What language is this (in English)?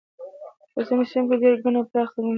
Pashto